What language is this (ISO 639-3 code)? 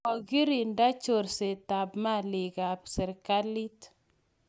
kln